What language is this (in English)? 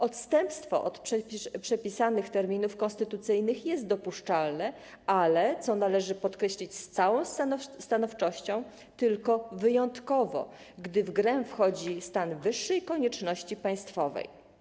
Polish